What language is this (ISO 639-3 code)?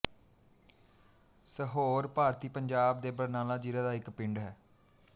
pan